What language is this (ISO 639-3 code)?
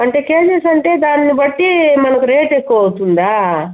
tel